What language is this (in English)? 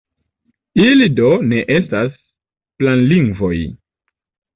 Esperanto